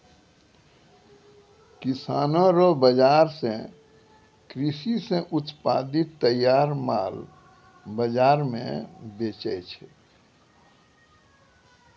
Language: Maithili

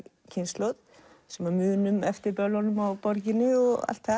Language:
Icelandic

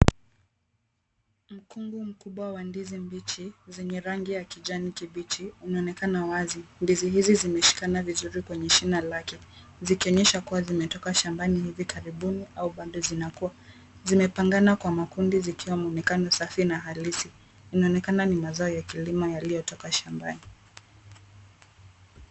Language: Swahili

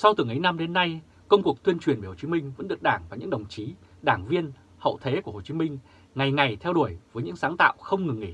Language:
Vietnamese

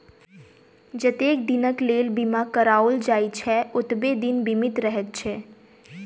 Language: Maithili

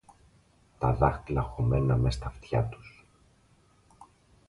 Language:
Greek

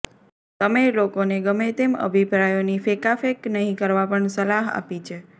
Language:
Gujarati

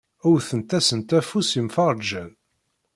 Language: Kabyle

